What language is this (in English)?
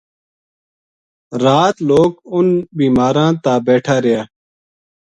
Gujari